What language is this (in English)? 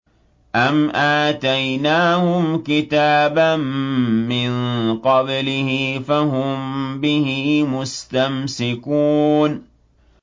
Arabic